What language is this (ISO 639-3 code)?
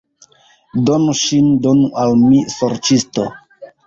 epo